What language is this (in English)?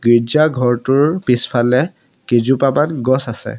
Assamese